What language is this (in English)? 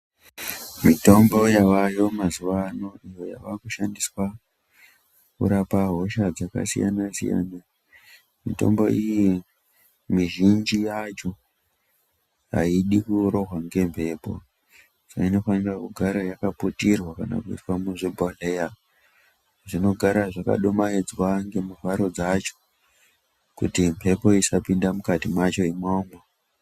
Ndau